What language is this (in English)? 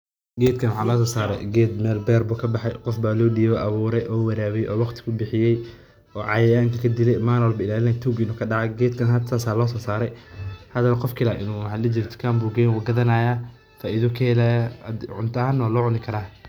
Somali